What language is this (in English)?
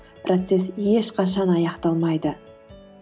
Kazakh